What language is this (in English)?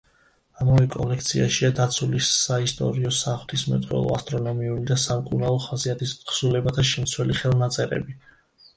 Georgian